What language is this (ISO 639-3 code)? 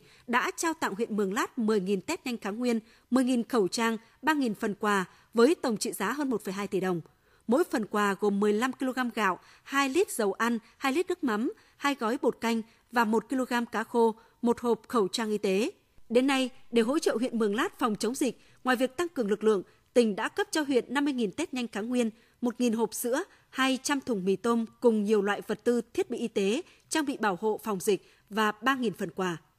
vie